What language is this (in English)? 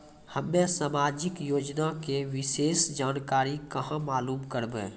Maithili